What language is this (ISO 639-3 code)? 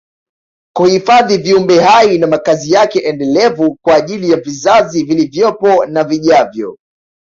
swa